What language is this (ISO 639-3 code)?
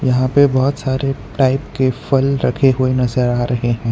hin